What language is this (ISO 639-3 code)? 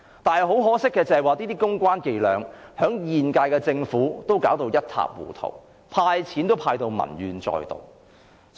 yue